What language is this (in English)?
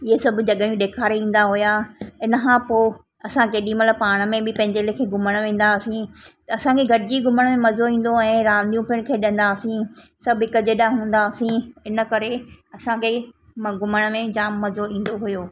Sindhi